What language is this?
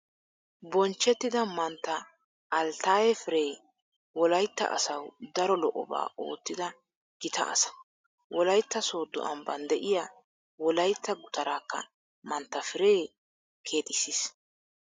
Wolaytta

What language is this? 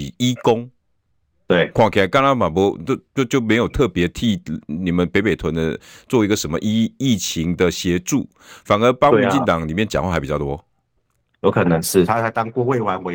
Chinese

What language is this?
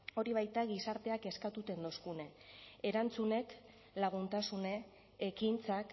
Basque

